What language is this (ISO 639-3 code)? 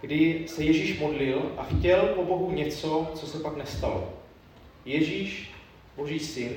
ces